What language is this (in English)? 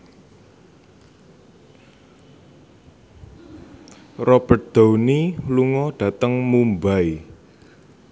Javanese